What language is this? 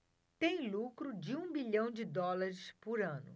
Portuguese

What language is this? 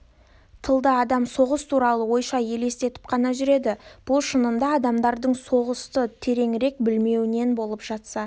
Kazakh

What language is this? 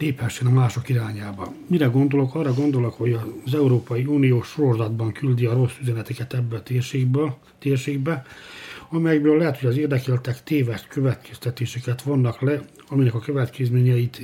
Hungarian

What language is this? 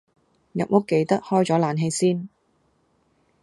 Cantonese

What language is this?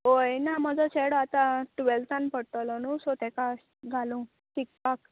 Konkani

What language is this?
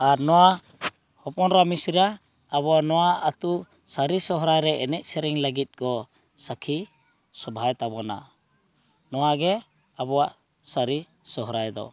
Santali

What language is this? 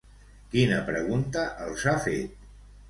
Catalan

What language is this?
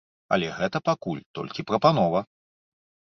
Belarusian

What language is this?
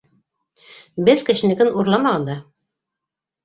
Bashkir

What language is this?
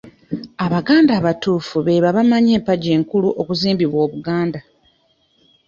Ganda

